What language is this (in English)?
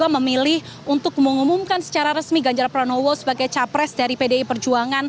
Indonesian